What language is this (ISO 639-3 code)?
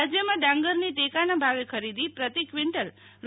guj